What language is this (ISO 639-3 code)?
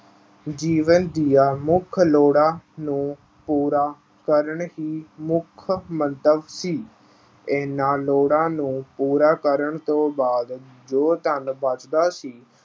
pan